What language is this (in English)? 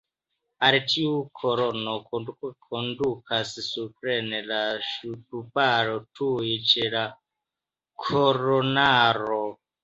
Esperanto